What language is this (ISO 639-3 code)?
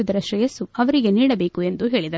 kan